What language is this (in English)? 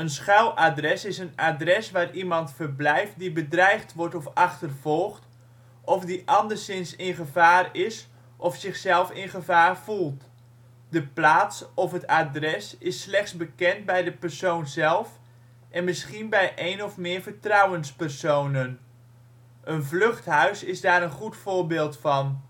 Dutch